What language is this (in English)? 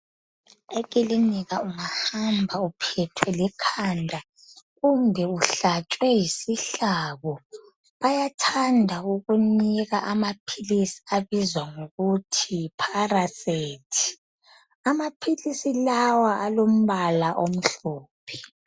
North Ndebele